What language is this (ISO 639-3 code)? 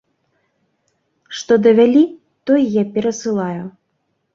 bel